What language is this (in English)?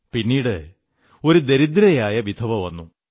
Malayalam